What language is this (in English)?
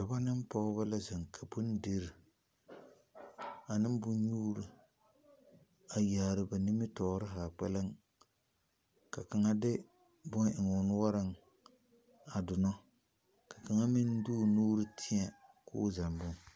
Southern Dagaare